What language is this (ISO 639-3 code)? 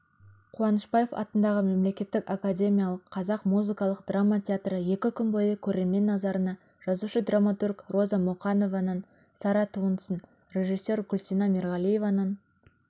kaz